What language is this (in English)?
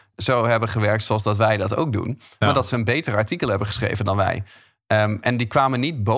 Dutch